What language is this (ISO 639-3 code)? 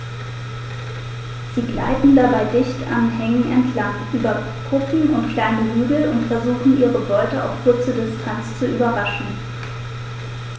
deu